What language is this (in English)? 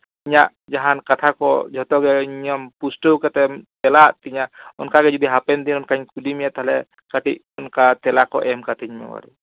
Santali